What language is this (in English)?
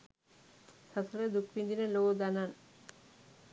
Sinhala